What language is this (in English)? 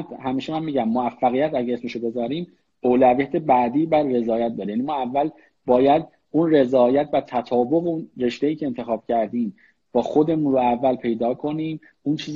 Persian